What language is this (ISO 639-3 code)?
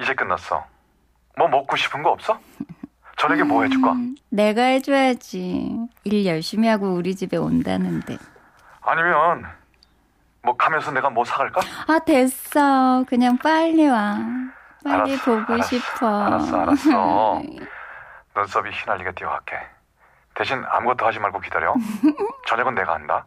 kor